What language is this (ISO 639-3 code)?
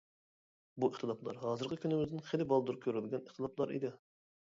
uig